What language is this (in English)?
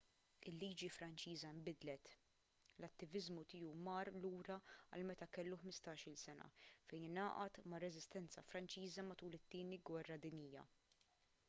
Maltese